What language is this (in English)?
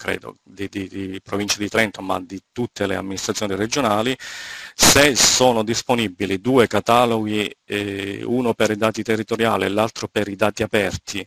Italian